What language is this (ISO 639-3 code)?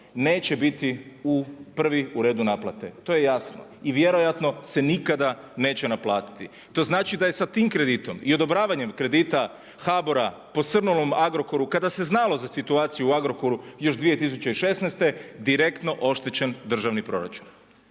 hrv